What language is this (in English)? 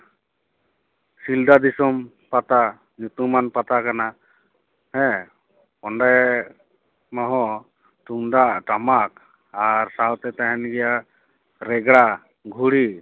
Santali